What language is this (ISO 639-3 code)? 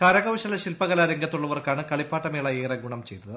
mal